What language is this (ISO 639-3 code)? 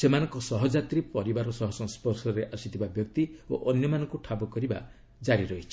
ori